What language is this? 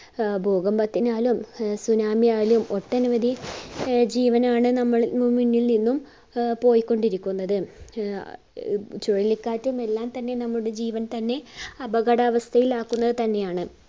Malayalam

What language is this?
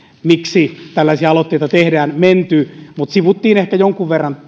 Finnish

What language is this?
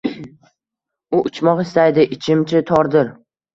Uzbek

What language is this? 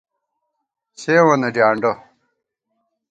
Gawar-Bati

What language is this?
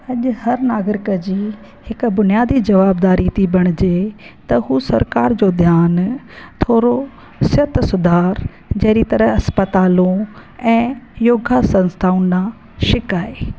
Sindhi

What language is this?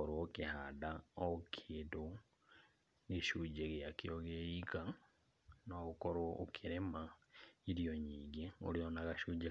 Kikuyu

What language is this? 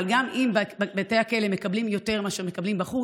Hebrew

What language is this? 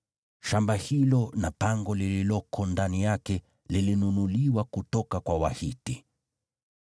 Swahili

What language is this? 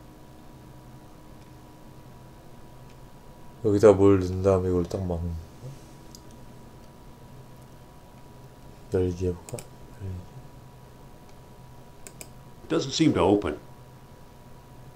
Korean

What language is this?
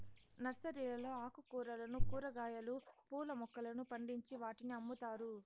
Telugu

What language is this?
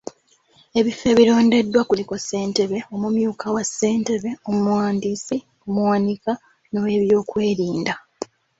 Ganda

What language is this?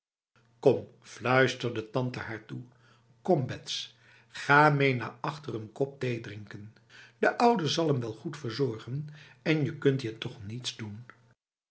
Dutch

